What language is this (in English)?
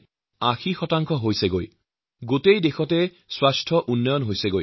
Assamese